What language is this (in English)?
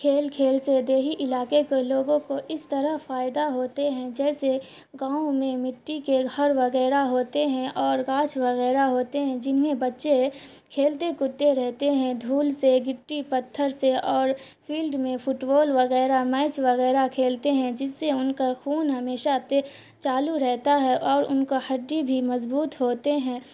Urdu